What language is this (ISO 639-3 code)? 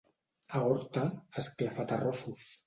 cat